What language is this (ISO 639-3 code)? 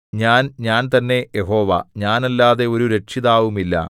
mal